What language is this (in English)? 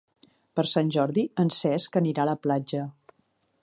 Catalan